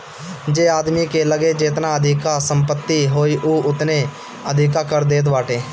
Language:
Bhojpuri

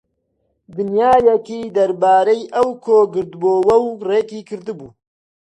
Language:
Central Kurdish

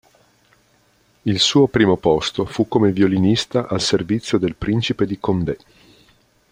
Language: Italian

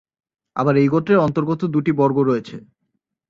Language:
Bangla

